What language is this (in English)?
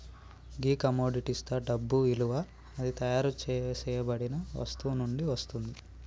Telugu